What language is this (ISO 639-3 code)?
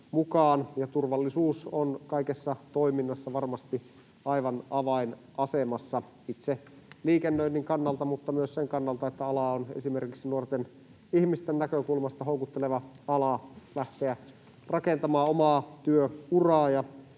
fin